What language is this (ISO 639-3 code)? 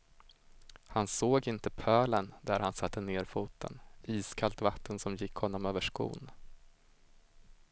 swe